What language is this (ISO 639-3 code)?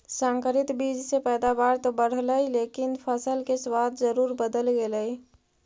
mag